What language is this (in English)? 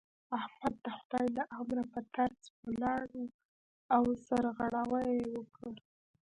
Pashto